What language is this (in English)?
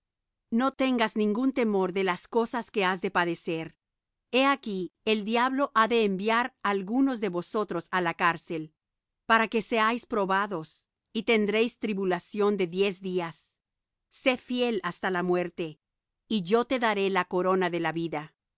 Spanish